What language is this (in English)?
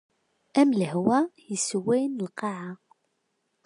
Kabyle